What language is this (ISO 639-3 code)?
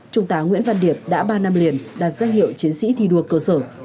vie